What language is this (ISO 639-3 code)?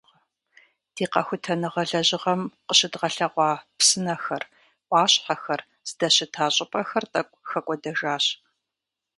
kbd